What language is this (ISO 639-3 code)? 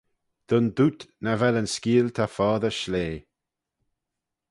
glv